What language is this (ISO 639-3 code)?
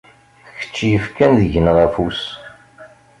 kab